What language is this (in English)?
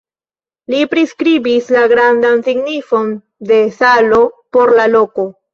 Esperanto